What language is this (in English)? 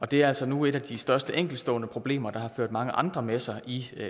Danish